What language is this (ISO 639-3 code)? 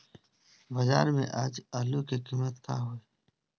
bho